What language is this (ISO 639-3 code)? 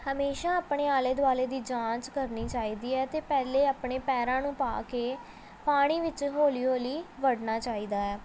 pan